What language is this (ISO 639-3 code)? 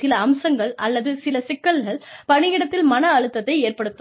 tam